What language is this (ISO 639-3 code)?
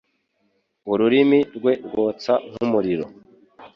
kin